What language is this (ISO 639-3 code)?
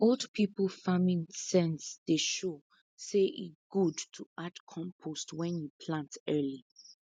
pcm